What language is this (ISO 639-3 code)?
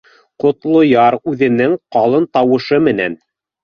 bak